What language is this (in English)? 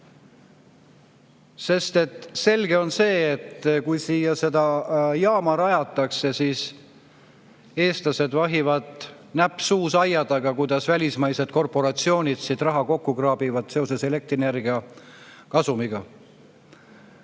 Estonian